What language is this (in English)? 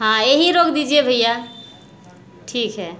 Hindi